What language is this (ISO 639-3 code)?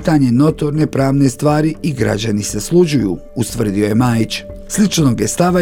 hrv